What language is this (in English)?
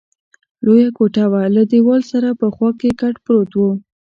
Pashto